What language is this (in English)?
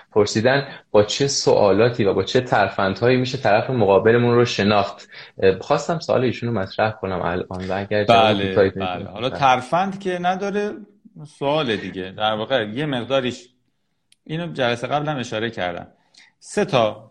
Persian